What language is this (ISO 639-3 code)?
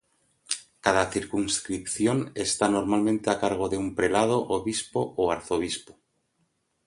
spa